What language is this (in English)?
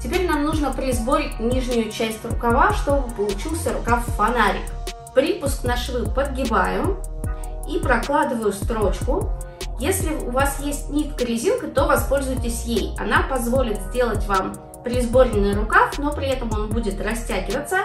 Russian